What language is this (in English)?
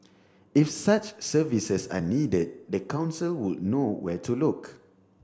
English